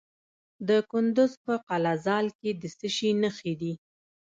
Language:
Pashto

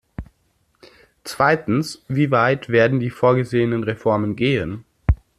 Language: German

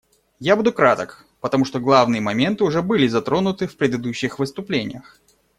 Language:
Russian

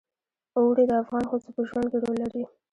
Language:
Pashto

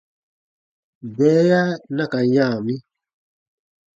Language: Baatonum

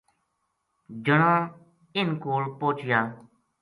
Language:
Gujari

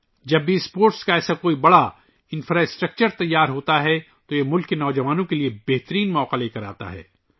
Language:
Urdu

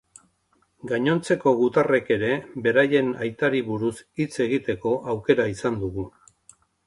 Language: Basque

